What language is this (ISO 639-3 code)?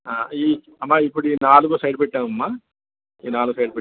tel